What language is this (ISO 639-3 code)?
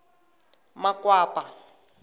tso